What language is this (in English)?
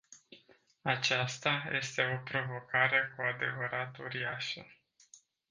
Romanian